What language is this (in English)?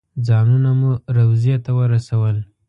Pashto